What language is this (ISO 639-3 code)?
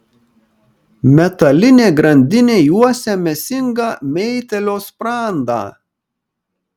lit